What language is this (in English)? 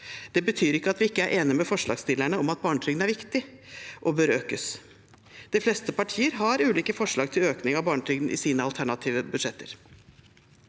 Norwegian